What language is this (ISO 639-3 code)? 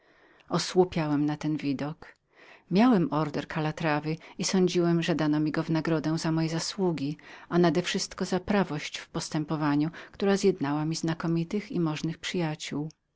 pol